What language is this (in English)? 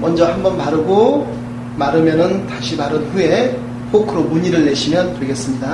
Korean